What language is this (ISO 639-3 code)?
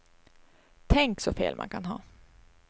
swe